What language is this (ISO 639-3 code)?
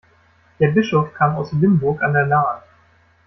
deu